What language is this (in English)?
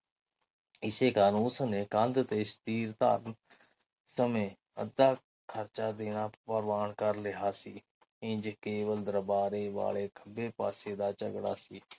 Punjabi